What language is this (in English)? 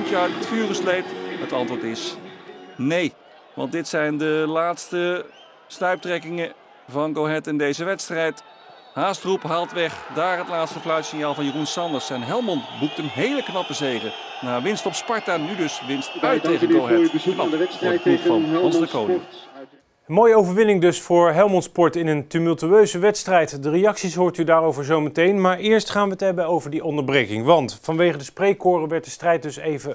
Dutch